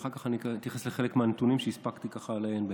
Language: Hebrew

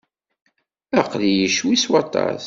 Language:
Kabyle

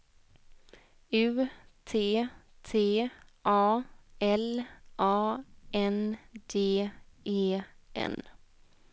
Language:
Swedish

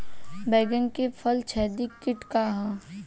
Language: Bhojpuri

